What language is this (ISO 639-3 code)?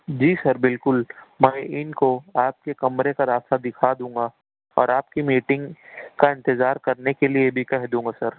urd